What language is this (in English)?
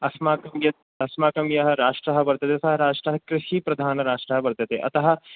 Sanskrit